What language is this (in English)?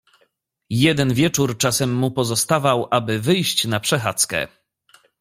Polish